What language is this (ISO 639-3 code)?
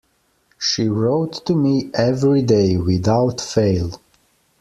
eng